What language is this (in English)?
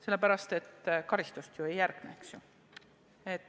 Estonian